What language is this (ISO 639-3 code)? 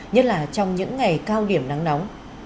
vie